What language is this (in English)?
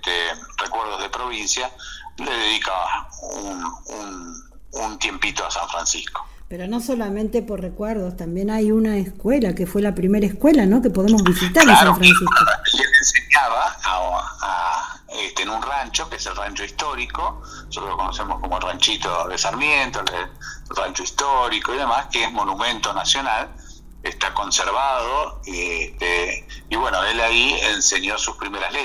Spanish